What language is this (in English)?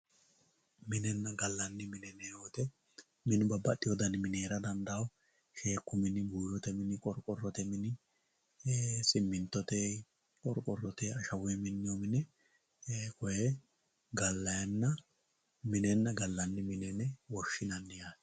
Sidamo